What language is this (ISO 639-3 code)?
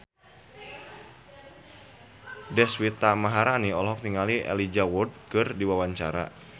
sun